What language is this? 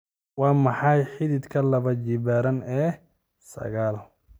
Somali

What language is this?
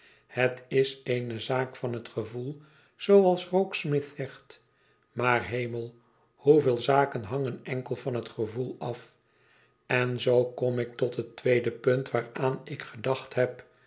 Dutch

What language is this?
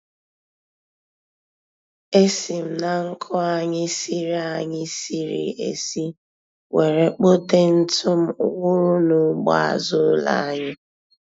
Igbo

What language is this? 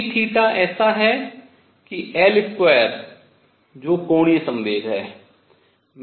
Hindi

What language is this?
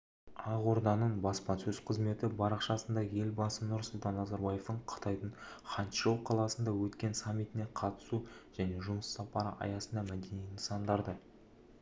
Kazakh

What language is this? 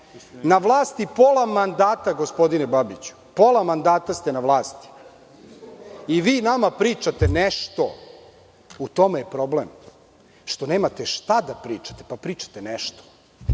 Serbian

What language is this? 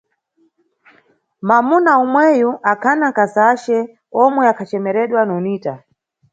Nyungwe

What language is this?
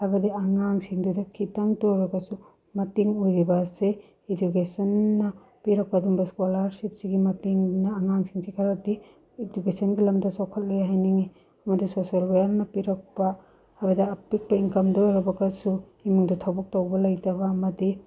Manipuri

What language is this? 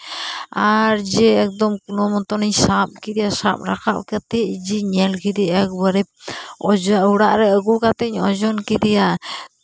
Santali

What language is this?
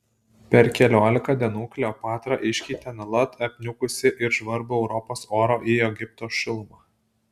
Lithuanian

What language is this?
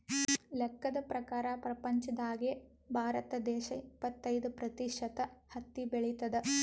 Kannada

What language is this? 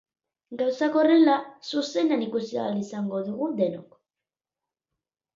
Basque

